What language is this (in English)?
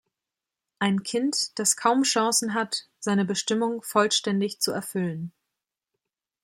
German